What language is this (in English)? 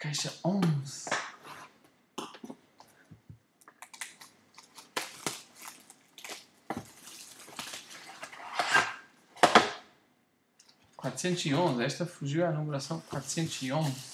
Portuguese